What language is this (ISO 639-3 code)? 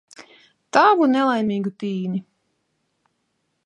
lav